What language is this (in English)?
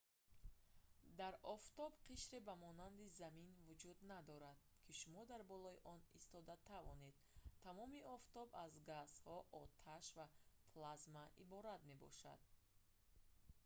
Tajik